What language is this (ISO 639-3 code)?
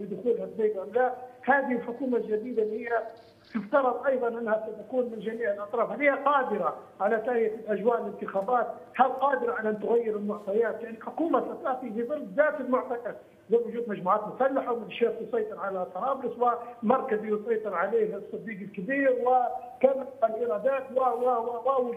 ara